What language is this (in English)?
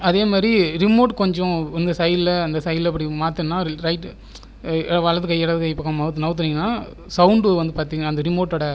Tamil